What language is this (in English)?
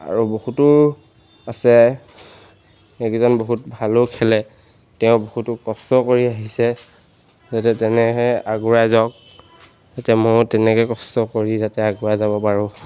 Assamese